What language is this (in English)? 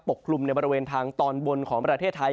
Thai